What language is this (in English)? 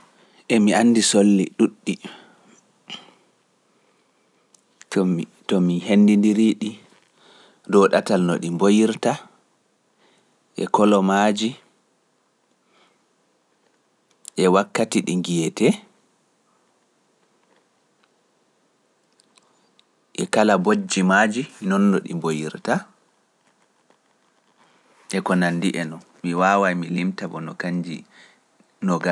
Pular